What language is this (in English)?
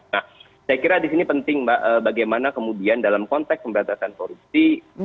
Indonesian